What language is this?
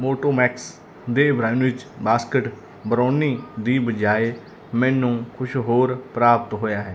Punjabi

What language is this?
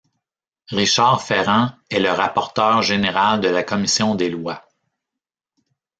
French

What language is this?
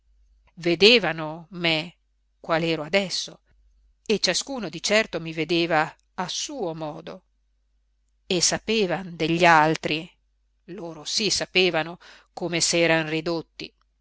Italian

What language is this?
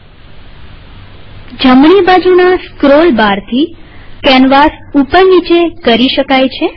Gujarati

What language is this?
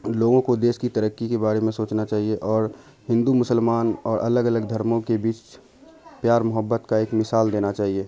Urdu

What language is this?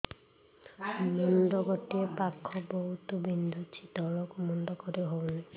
Odia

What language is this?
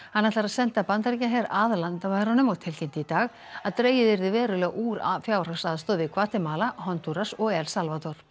Icelandic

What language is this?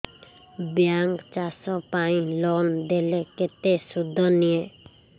Odia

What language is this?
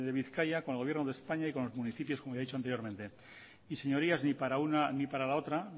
Spanish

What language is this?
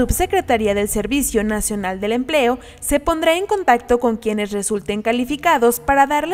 Spanish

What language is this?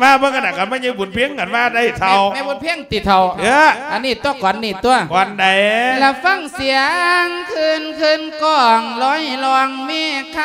Thai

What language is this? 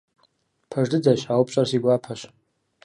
Kabardian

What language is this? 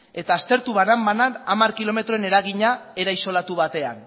Basque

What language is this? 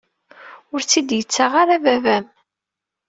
Kabyle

